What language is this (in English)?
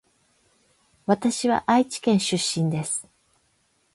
Japanese